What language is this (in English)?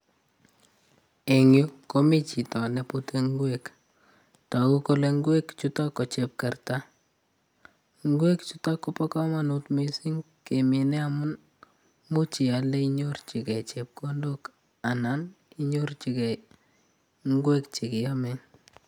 Kalenjin